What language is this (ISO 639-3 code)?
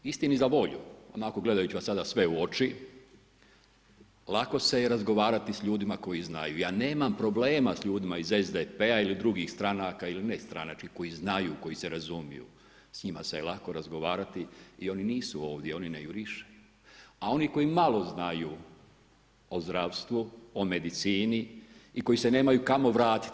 hrv